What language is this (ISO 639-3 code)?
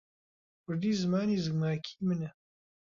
ckb